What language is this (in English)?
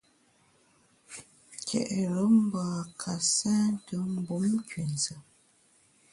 Bamun